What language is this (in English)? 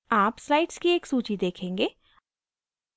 Hindi